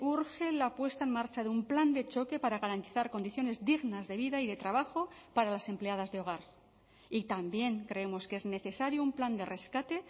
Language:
Spanish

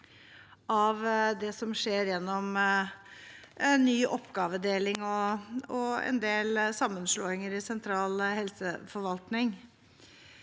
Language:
Norwegian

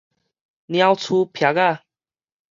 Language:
Min Nan Chinese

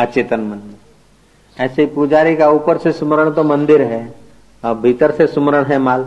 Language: Hindi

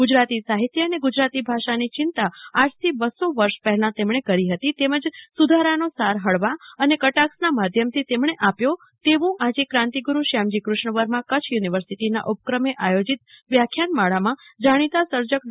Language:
Gujarati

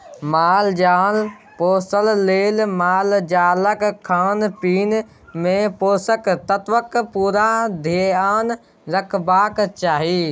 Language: Maithili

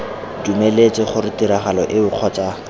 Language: Tswana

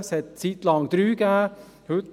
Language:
Swiss German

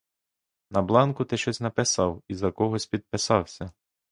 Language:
Ukrainian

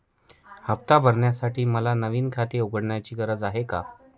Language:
Marathi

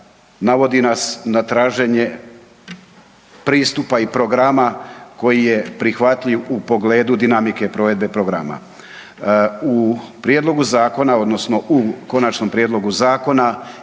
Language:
Croatian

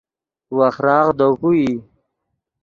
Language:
Yidgha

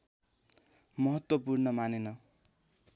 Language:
Nepali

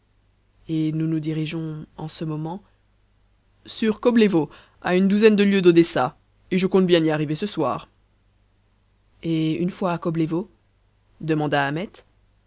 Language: French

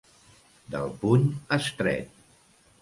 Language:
Catalan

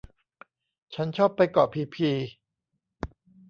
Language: Thai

